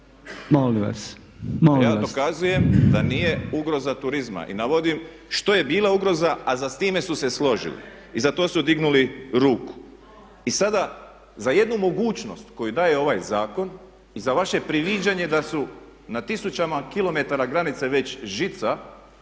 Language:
Croatian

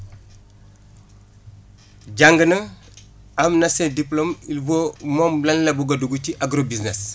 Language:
Wolof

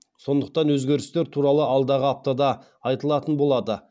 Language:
Kazakh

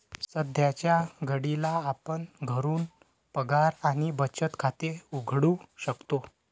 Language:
Marathi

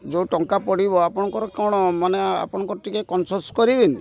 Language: Odia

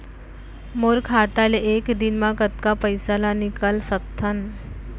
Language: Chhattisgarhi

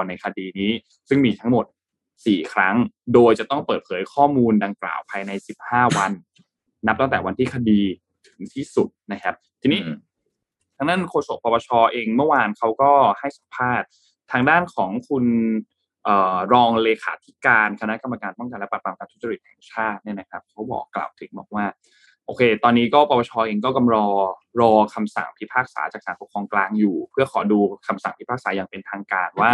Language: Thai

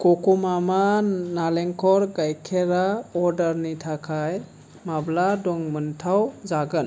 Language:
Bodo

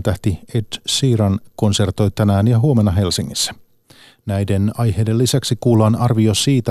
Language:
Finnish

